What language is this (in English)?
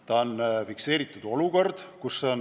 Estonian